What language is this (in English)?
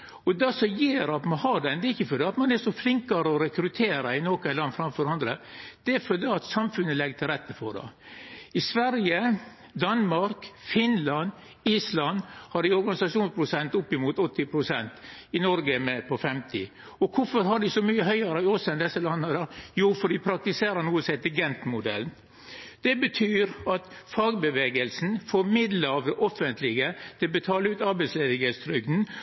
Norwegian Nynorsk